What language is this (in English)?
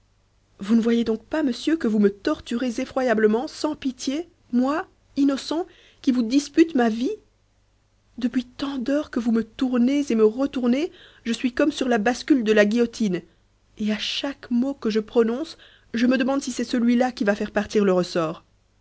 French